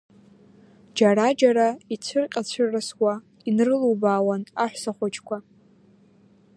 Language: Abkhazian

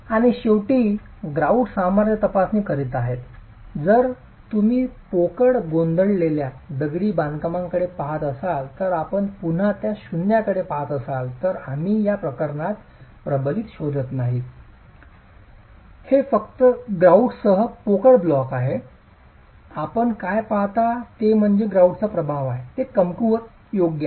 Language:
Marathi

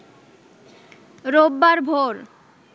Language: Bangla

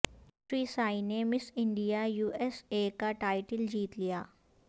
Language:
Urdu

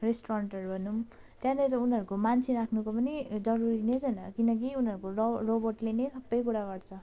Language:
Nepali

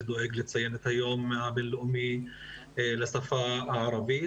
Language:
Hebrew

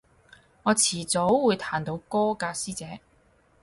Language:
Cantonese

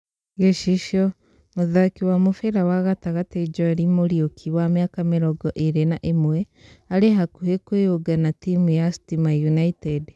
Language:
Kikuyu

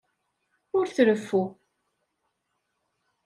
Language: Kabyle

